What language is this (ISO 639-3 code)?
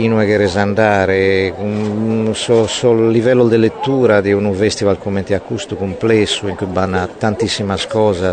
ita